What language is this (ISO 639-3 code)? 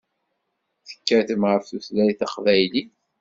kab